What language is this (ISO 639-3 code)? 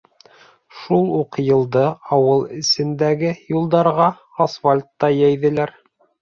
bak